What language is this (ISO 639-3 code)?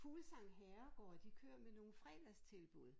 dan